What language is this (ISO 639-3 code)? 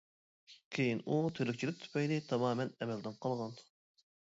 uig